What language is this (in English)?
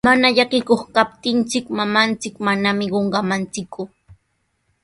Sihuas Ancash Quechua